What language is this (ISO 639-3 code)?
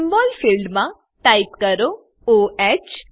guj